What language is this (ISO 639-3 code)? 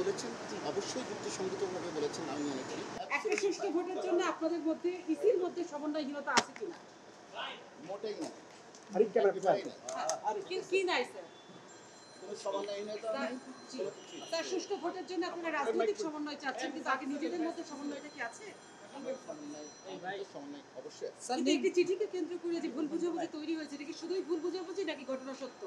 tur